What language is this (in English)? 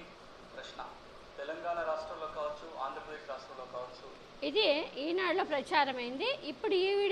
Telugu